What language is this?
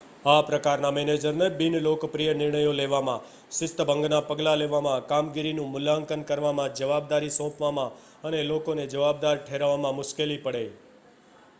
Gujarati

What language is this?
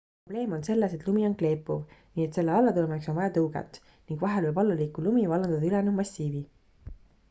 Estonian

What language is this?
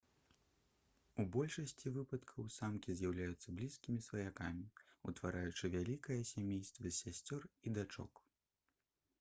Belarusian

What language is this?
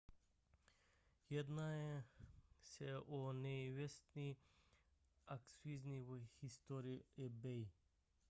Czech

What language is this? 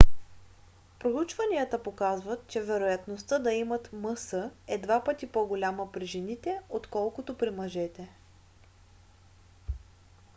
Bulgarian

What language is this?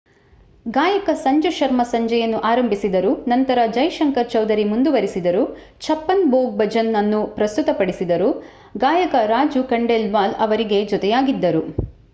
Kannada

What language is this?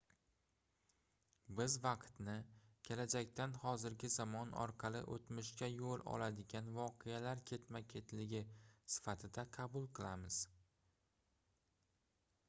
Uzbek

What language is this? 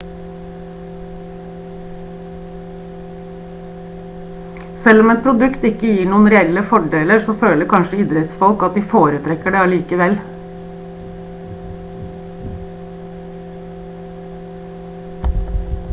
Norwegian Bokmål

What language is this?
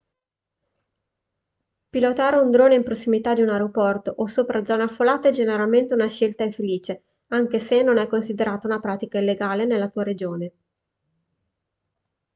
Italian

